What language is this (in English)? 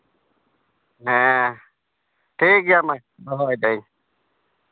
Santali